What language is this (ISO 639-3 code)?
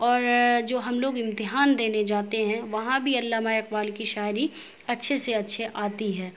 urd